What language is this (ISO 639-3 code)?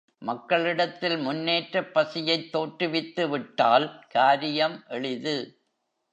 tam